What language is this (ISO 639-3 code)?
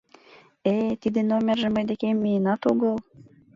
chm